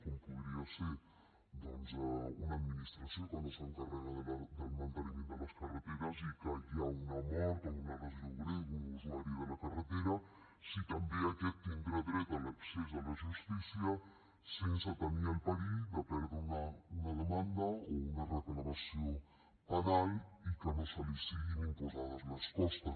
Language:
Catalan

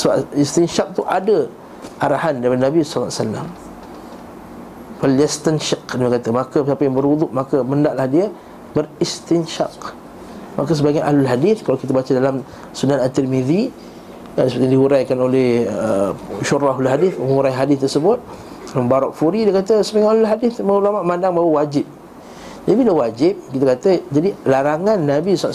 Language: Malay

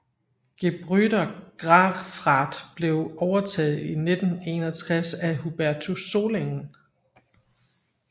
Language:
Danish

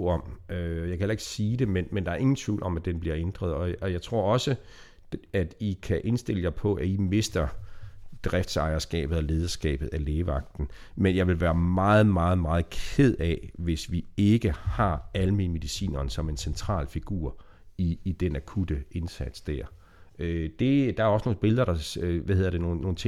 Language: Danish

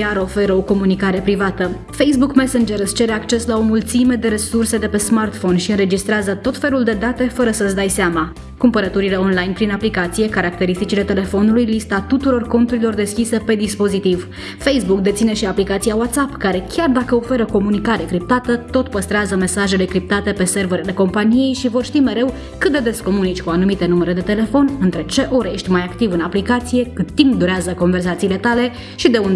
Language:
Romanian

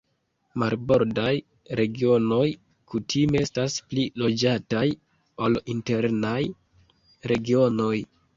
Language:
Esperanto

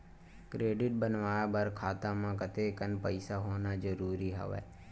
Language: Chhattisgarhi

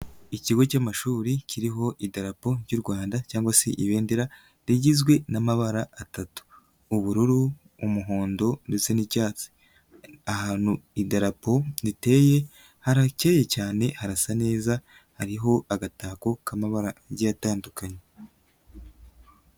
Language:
Kinyarwanda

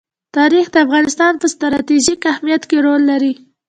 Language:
Pashto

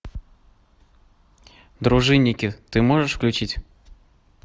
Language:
Russian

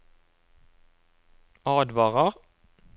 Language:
Norwegian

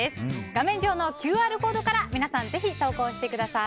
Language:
Japanese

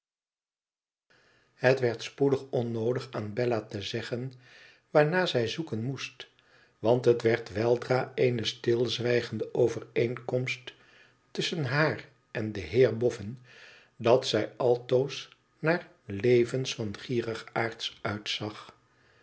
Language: Dutch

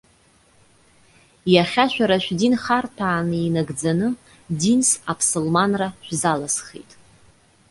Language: Abkhazian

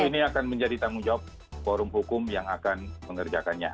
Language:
Indonesian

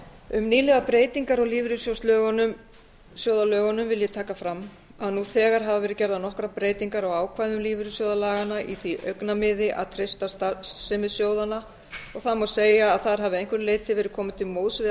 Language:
Icelandic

